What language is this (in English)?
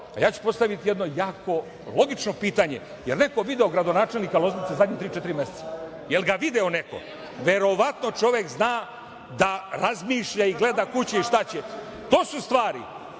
Serbian